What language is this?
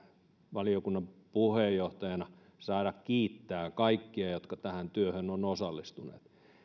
Finnish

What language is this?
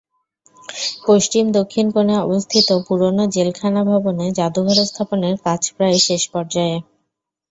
Bangla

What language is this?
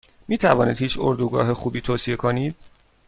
Persian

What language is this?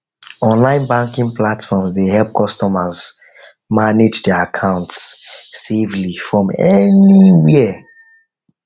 Nigerian Pidgin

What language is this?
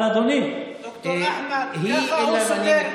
Hebrew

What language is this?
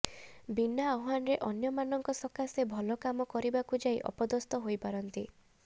Odia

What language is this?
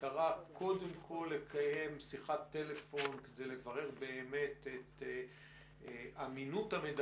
Hebrew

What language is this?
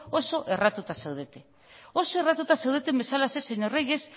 Basque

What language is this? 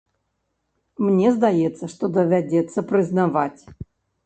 Belarusian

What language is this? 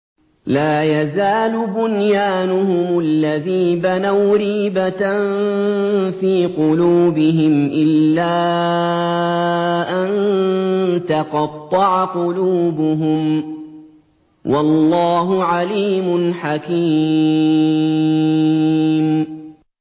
Arabic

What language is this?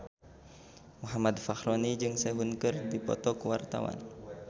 Sundanese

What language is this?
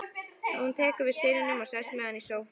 Icelandic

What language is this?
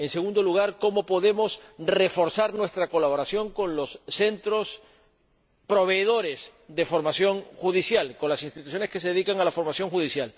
Spanish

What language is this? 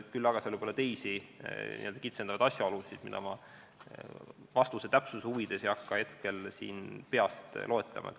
Estonian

